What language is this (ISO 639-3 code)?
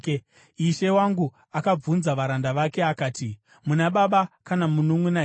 sna